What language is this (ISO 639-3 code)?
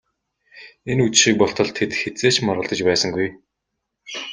mon